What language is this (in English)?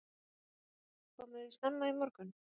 Icelandic